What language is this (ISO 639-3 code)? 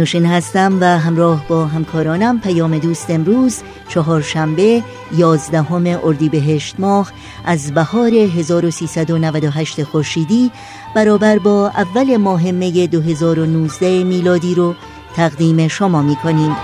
fas